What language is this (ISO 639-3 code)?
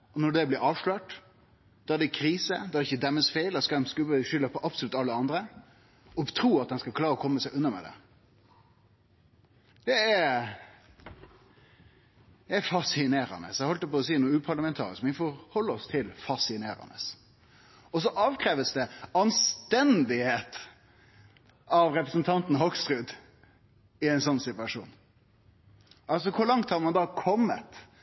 nno